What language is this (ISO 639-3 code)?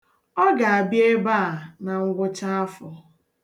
ibo